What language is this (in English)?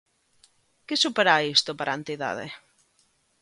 Galician